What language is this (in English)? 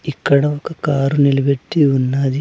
Telugu